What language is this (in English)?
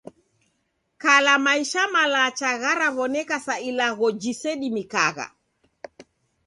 Taita